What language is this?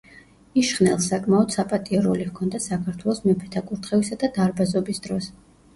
Georgian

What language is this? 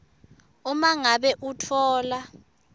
Swati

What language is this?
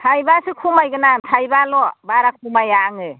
Bodo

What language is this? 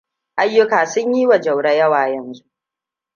Hausa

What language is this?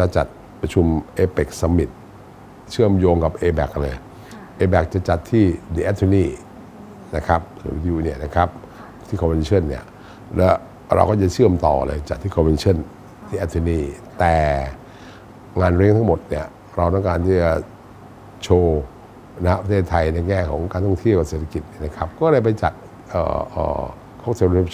Thai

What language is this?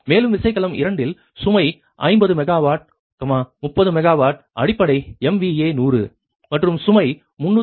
Tamil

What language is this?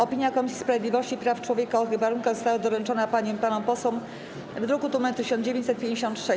Polish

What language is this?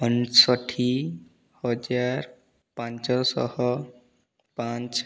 Odia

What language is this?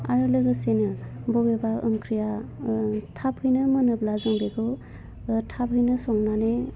Bodo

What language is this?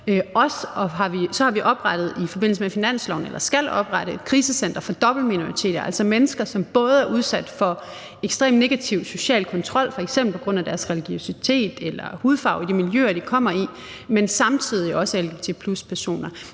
Danish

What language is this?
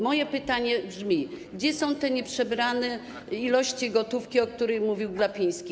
Polish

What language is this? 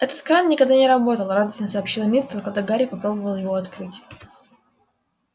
Russian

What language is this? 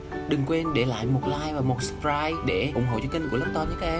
Vietnamese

